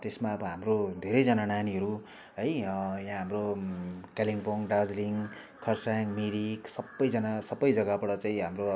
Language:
Nepali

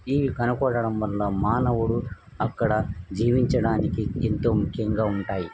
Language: Telugu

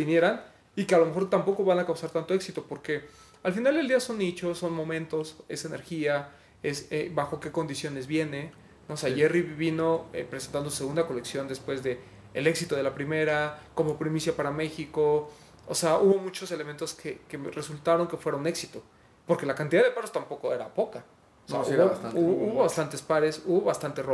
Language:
Spanish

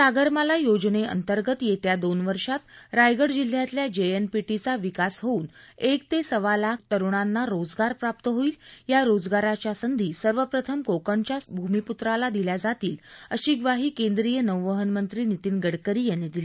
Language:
Marathi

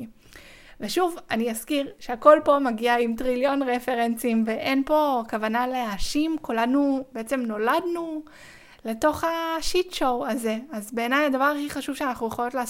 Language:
Hebrew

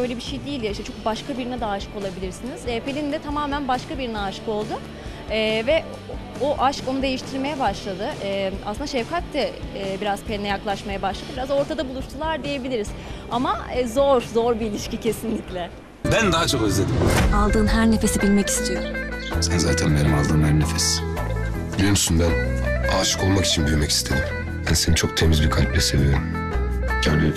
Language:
Turkish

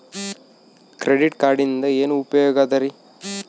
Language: Kannada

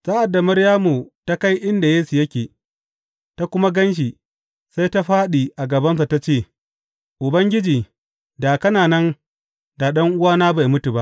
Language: Hausa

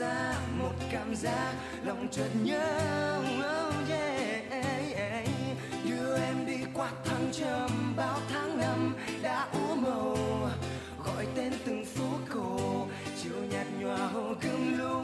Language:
Vietnamese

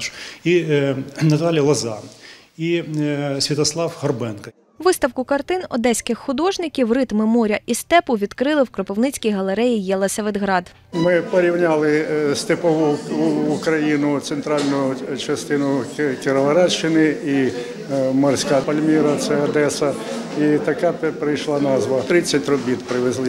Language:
Ukrainian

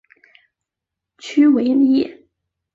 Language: Chinese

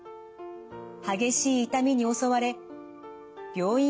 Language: Japanese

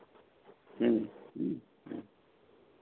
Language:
Santali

